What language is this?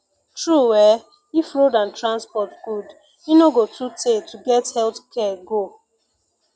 Nigerian Pidgin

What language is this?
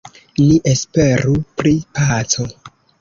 Esperanto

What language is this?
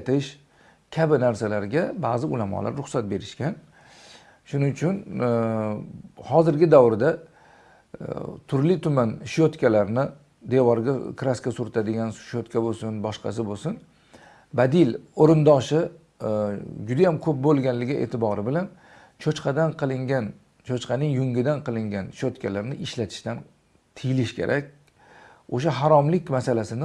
Turkish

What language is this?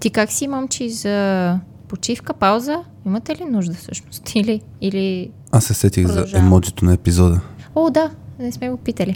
Bulgarian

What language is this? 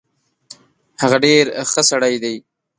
Pashto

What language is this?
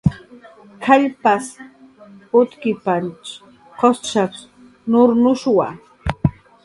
Jaqaru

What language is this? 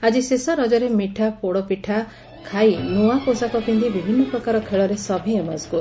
Odia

